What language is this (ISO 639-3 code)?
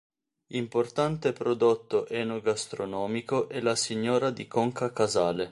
ita